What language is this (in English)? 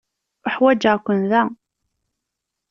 Kabyle